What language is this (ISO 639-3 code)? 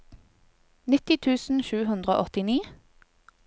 nor